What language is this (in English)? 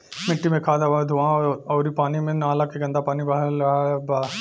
Bhojpuri